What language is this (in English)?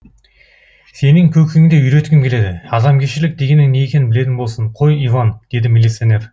Kazakh